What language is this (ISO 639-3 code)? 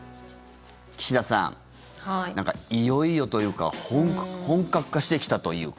jpn